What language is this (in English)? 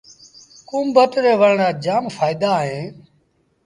Sindhi Bhil